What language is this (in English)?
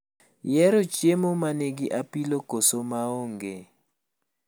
Luo (Kenya and Tanzania)